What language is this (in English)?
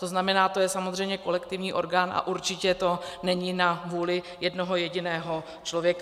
Czech